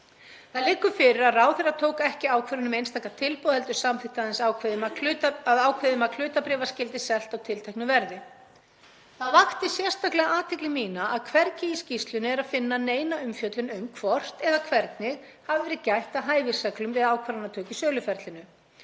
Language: Icelandic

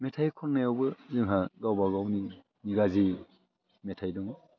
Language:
Bodo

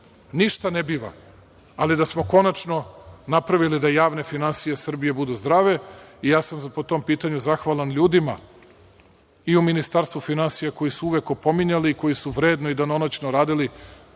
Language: Serbian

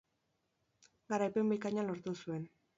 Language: Basque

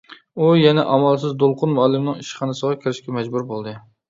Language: Uyghur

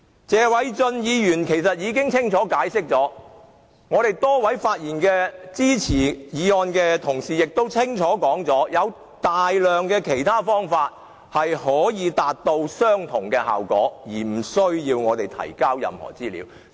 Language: Cantonese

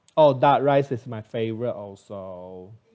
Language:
English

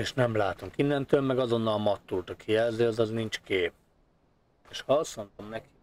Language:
Hungarian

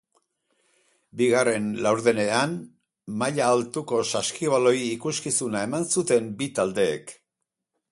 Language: Basque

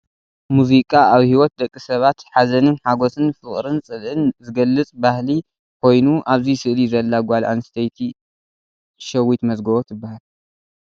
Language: Tigrinya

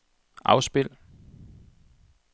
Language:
Danish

